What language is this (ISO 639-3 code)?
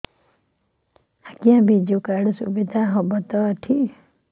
ori